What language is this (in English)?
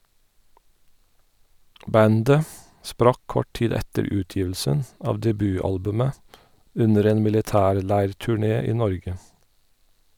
Norwegian